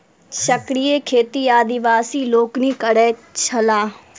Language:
Maithili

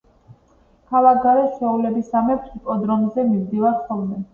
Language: Georgian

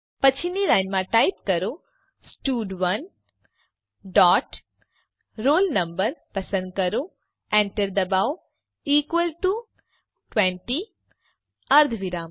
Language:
Gujarati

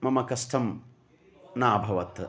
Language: Sanskrit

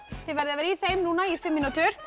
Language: Icelandic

